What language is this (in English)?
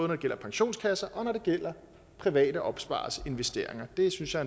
Danish